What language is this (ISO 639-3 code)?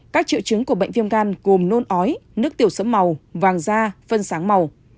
vie